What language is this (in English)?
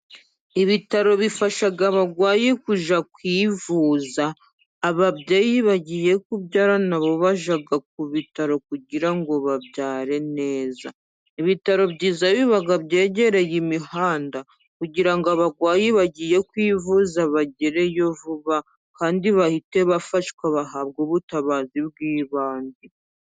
Kinyarwanda